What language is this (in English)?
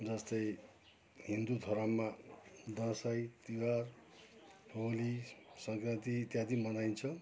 Nepali